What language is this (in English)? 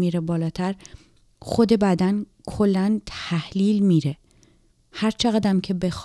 Persian